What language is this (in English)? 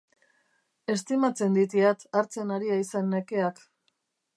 Basque